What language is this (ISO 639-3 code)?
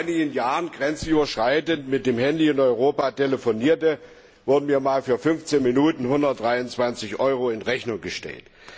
deu